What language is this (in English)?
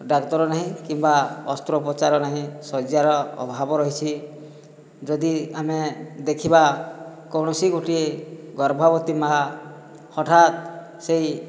Odia